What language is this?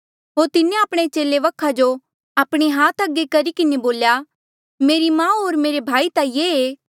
Mandeali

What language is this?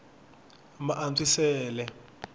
Tsonga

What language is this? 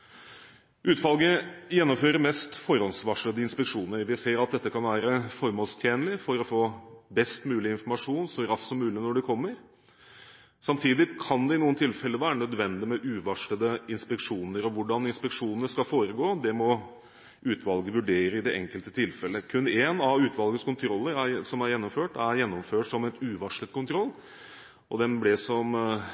Norwegian Bokmål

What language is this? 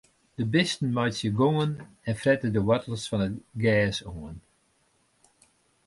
Western Frisian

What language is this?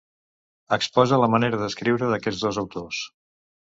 Catalan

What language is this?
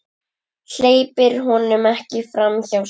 Icelandic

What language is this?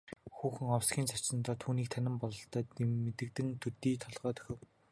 Mongolian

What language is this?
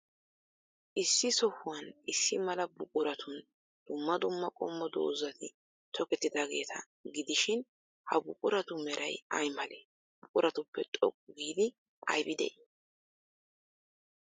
Wolaytta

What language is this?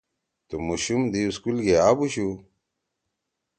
Torwali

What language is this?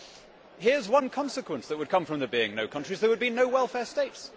English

